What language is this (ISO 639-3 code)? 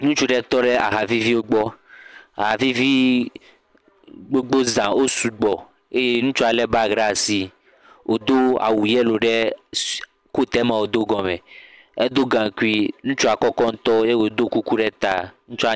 ewe